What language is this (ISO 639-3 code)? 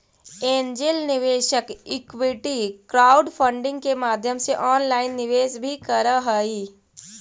mag